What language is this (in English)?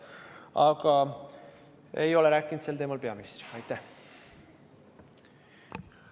Estonian